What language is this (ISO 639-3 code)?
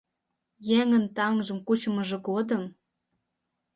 chm